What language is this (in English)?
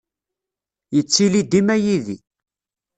Kabyle